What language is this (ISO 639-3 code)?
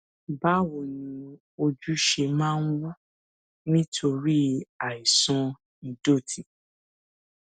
yor